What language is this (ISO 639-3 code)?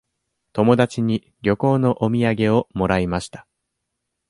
jpn